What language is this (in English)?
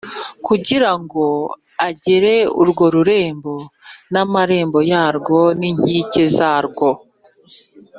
Kinyarwanda